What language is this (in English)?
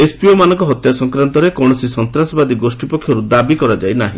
Odia